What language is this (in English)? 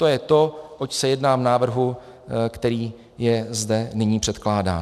Czech